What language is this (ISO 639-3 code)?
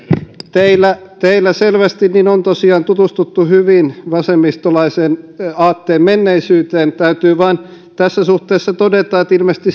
fin